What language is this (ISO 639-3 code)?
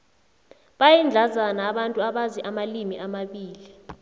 nbl